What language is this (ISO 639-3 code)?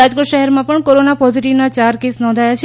guj